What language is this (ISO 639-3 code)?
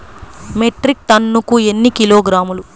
tel